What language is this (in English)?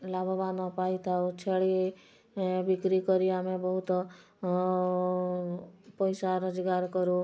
Odia